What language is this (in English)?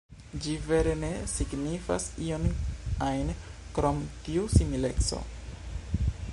Esperanto